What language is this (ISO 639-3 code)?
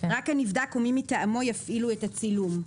heb